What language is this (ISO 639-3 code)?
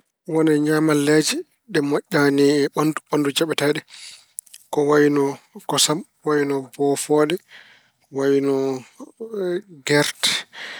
ful